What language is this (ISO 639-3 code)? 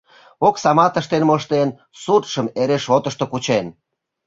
chm